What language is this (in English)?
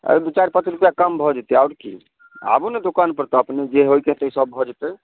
Maithili